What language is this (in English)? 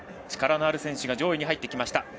Japanese